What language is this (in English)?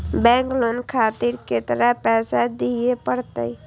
Maithili